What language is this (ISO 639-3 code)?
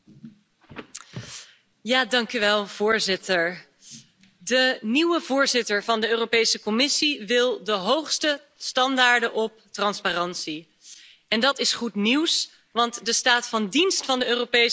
nld